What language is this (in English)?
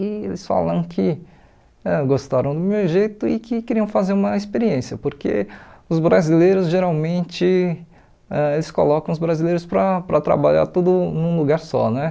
Portuguese